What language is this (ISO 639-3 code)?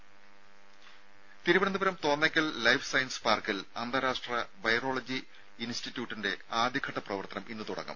mal